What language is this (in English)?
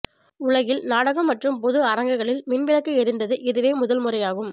Tamil